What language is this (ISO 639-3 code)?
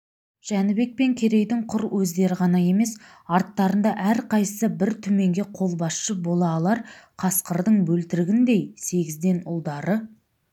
kaz